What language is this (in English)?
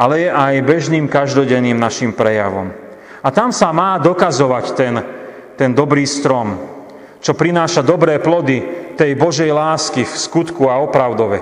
Slovak